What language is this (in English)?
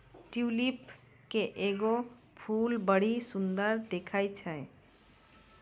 Maithili